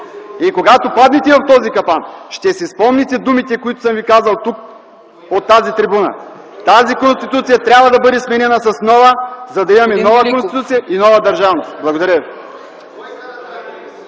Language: Bulgarian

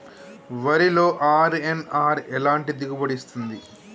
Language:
Telugu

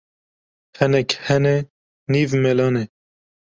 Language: Kurdish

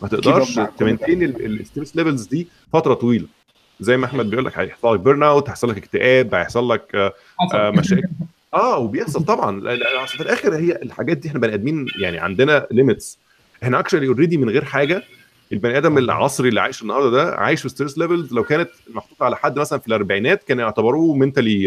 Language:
Arabic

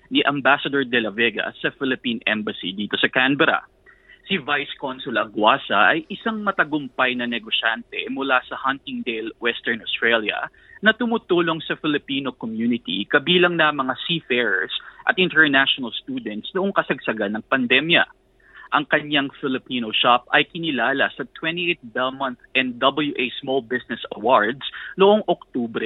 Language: Filipino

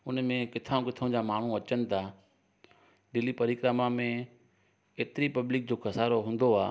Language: Sindhi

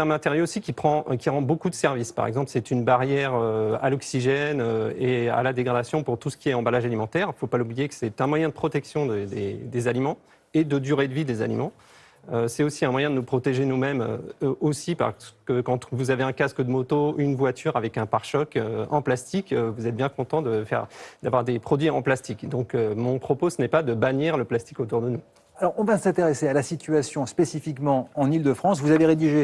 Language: French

